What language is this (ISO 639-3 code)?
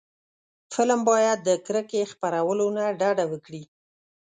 pus